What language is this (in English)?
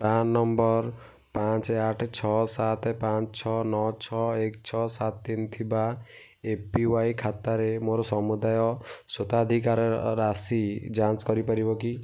Odia